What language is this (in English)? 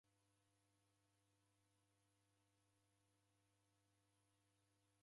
Taita